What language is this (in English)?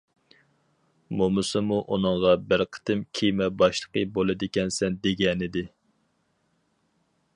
Uyghur